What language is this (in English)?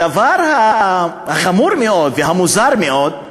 Hebrew